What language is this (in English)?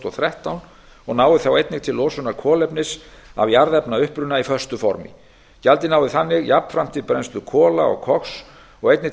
Icelandic